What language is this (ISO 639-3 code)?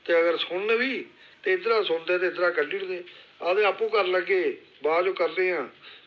doi